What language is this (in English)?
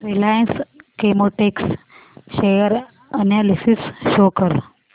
Marathi